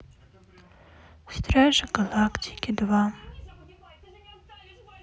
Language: Russian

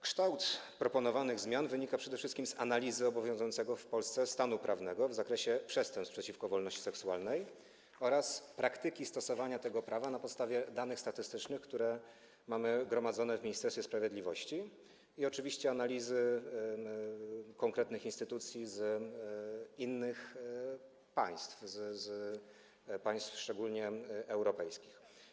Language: Polish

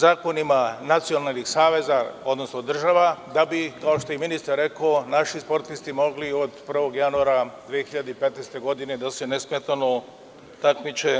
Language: Serbian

